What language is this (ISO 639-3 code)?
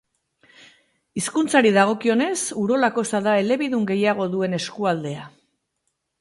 eus